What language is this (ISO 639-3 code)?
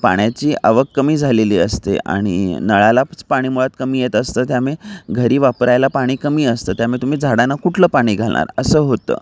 mar